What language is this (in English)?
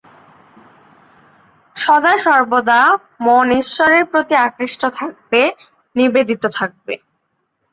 Bangla